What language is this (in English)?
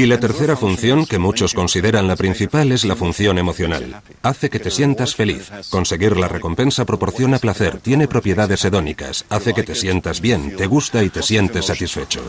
Spanish